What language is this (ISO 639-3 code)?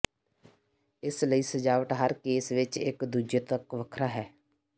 pan